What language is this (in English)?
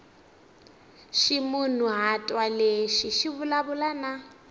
Tsonga